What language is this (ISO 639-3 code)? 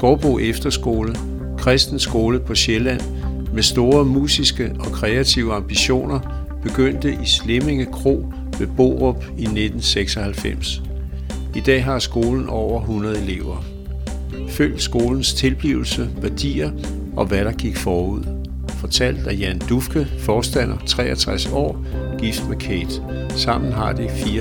dan